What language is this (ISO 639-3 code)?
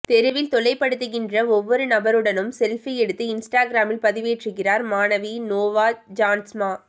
tam